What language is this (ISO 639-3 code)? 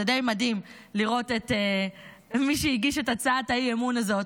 heb